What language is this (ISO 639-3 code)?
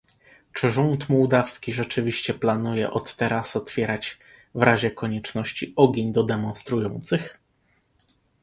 pol